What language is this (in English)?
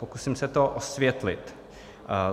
Czech